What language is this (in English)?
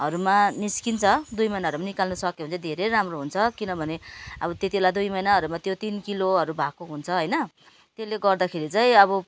Nepali